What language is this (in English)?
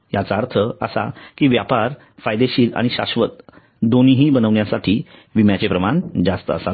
Marathi